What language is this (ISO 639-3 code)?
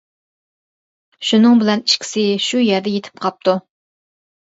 uig